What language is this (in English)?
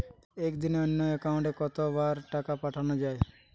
Bangla